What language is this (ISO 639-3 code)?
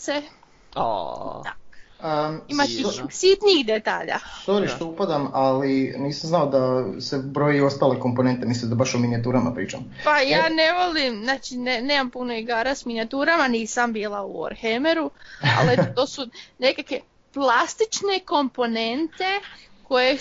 hrv